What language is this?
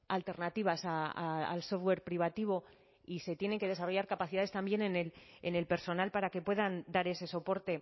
Spanish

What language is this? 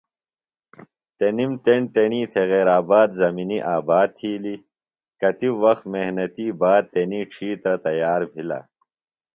Phalura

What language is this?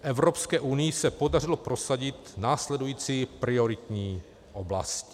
Czech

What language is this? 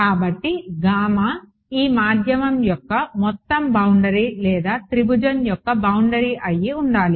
Telugu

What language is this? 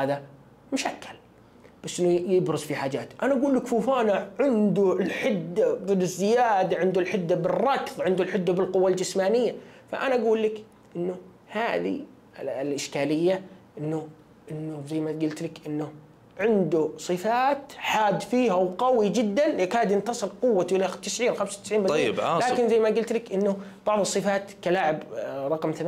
Arabic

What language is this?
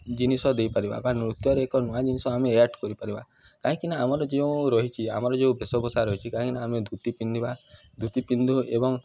Odia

